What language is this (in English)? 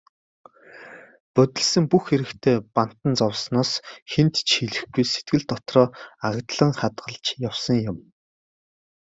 Mongolian